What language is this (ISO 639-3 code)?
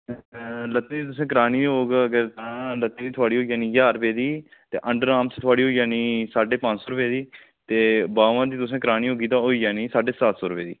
doi